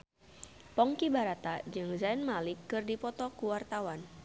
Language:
Sundanese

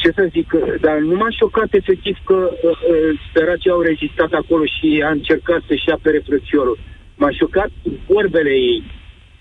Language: Romanian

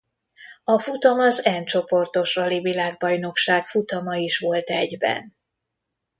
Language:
Hungarian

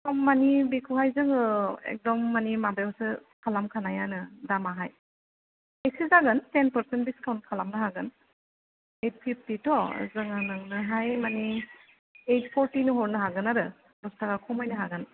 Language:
Bodo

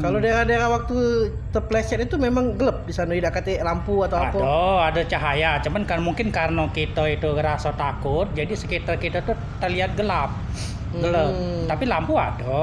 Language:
Indonesian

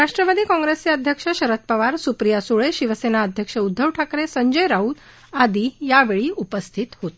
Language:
Marathi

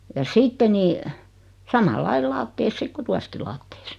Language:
Finnish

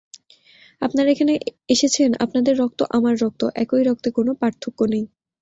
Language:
Bangla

